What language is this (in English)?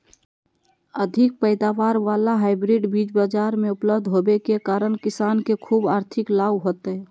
Magahi